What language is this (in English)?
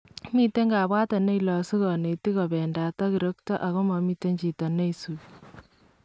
Kalenjin